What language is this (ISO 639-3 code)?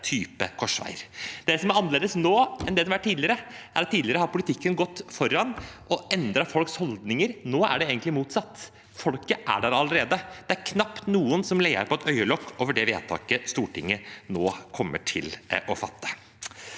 nor